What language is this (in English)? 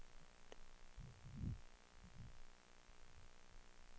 Swedish